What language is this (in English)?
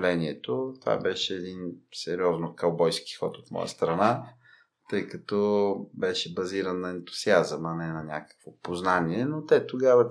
Bulgarian